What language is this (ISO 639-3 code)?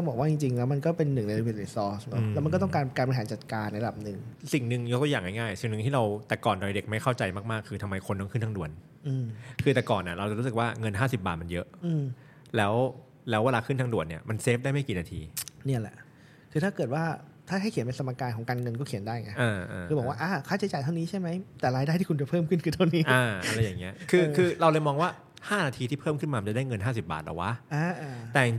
tha